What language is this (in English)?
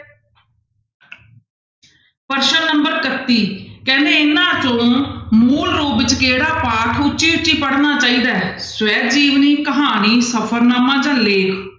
Punjabi